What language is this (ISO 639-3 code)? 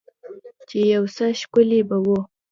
pus